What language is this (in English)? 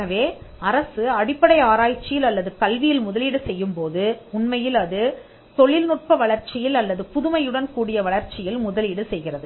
Tamil